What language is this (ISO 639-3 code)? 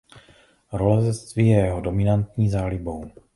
ces